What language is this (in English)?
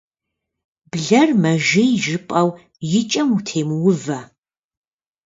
Kabardian